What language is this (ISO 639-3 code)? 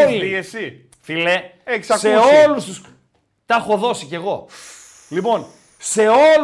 ell